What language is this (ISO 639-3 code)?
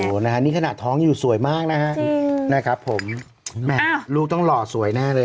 tha